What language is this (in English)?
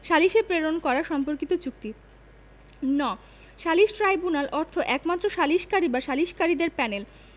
Bangla